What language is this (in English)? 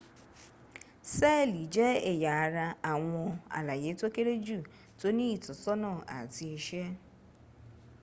Yoruba